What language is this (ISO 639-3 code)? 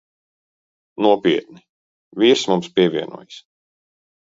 lav